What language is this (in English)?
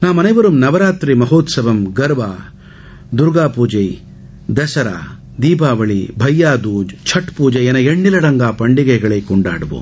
Tamil